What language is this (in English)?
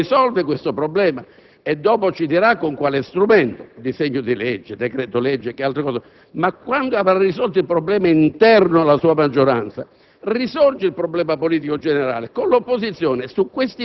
Italian